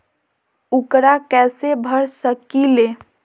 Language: Magahi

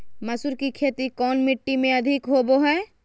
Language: Magahi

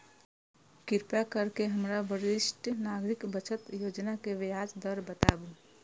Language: Maithili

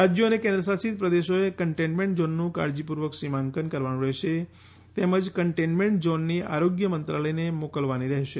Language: Gujarati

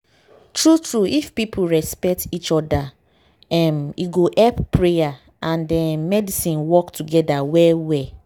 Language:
Nigerian Pidgin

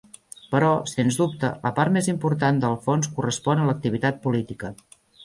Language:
Catalan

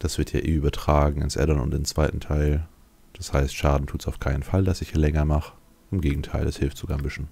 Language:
German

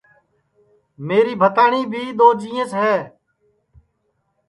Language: Sansi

